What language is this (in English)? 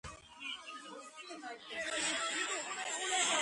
Georgian